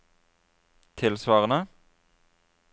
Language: Norwegian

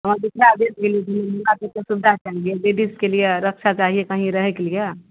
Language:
Maithili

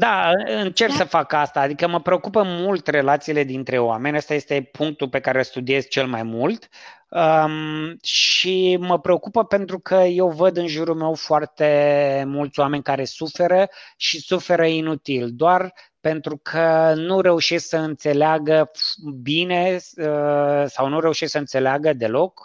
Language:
Romanian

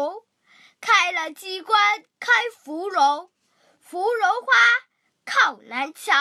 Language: Chinese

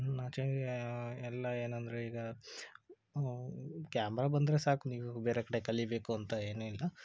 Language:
Kannada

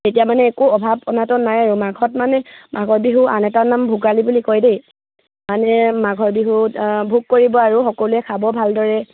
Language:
Assamese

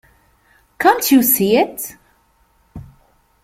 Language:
English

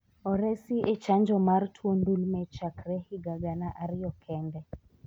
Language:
Luo (Kenya and Tanzania)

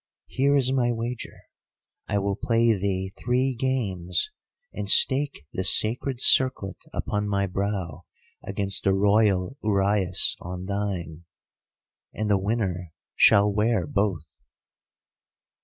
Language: English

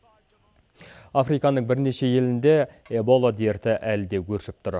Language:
Kazakh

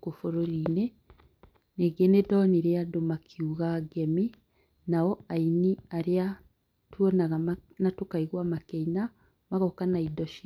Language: Kikuyu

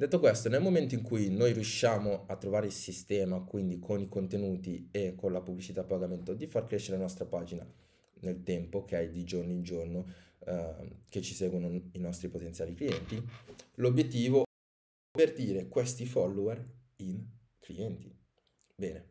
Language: Italian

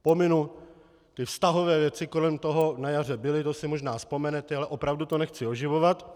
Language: Czech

